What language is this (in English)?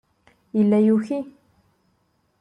Kabyle